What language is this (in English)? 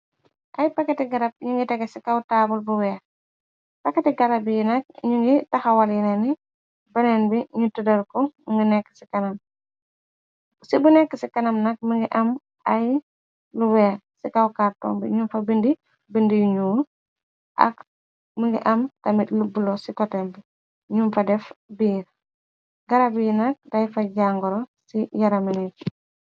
Wolof